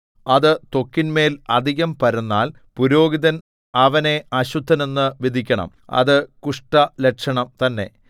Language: Malayalam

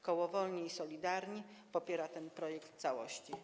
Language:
Polish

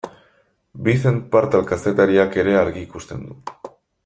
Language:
Basque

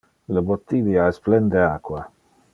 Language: Interlingua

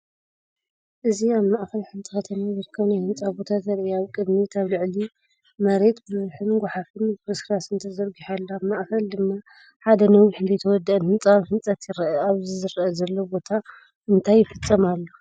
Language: Tigrinya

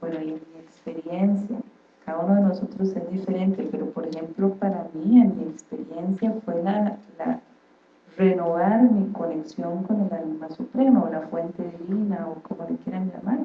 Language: Spanish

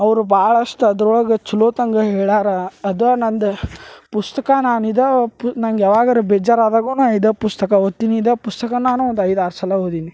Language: Kannada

